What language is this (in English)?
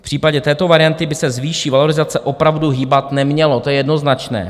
Czech